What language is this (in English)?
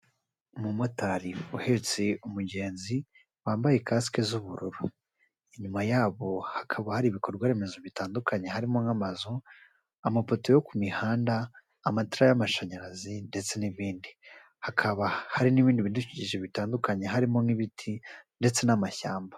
Kinyarwanda